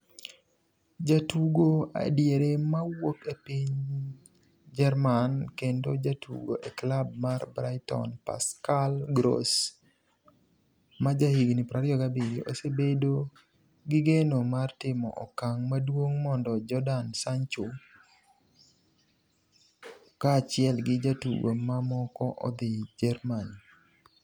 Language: Luo (Kenya and Tanzania)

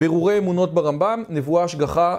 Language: Hebrew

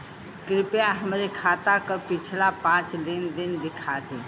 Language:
Bhojpuri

